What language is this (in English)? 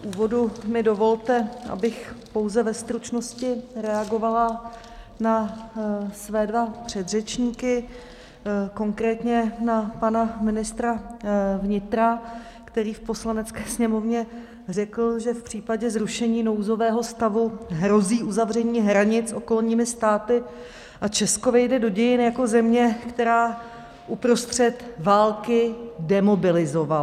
Czech